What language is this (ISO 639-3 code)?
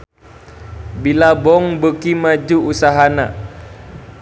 sun